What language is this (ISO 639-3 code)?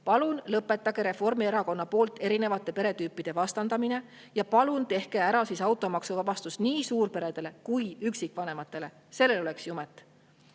est